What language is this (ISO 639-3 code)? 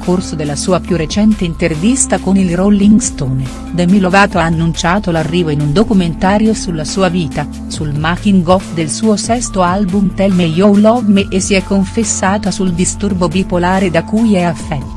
ita